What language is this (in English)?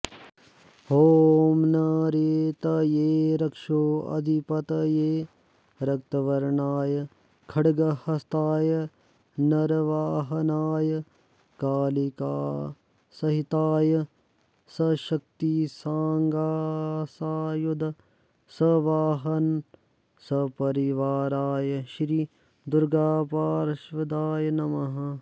Sanskrit